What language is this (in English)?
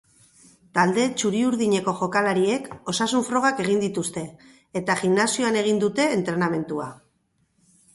Basque